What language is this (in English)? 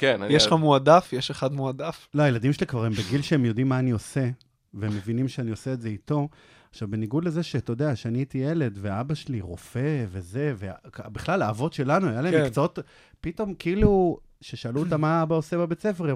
Hebrew